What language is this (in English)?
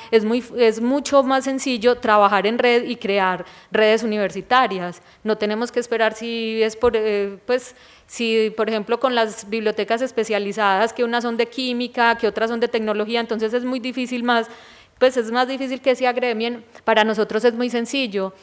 Spanish